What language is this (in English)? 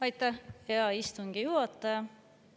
Estonian